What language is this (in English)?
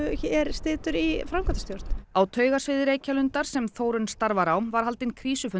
Icelandic